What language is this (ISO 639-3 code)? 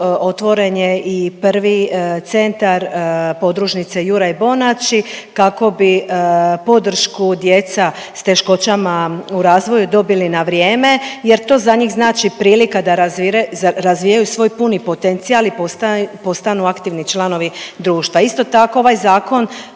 hrv